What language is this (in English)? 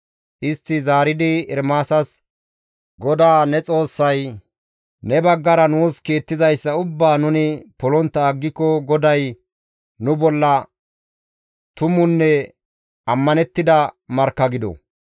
Gamo